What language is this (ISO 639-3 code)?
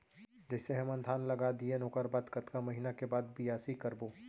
hne